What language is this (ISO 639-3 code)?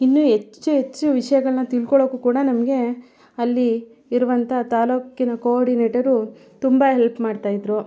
kan